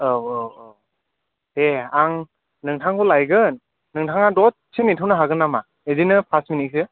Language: Bodo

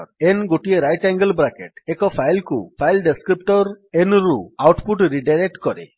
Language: Odia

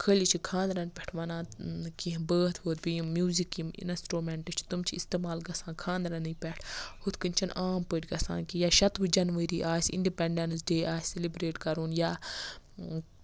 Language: Kashmiri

